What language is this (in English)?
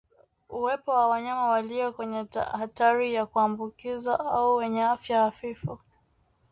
Swahili